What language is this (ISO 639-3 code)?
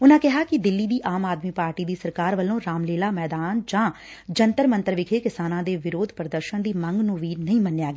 pan